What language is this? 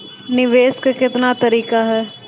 Maithili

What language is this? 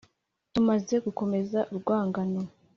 Kinyarwanda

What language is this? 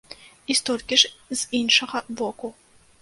Belarusian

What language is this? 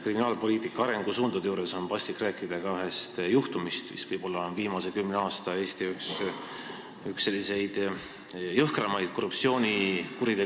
Estonian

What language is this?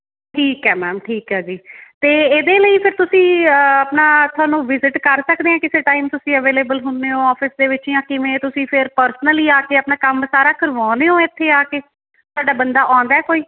Punjabi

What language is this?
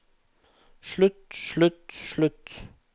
Norwegian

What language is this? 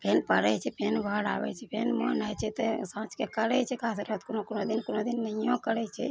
Maithili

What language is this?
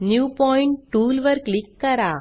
Marathi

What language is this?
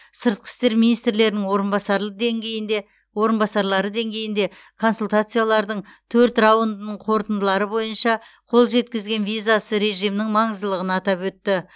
Kazakh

